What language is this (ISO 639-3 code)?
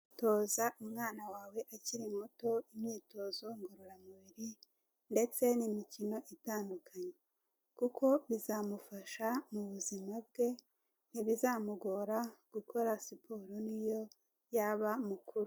kin